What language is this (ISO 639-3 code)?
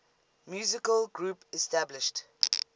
eng